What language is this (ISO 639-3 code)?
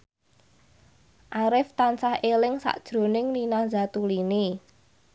jav